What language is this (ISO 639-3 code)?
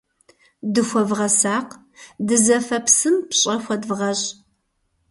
kbd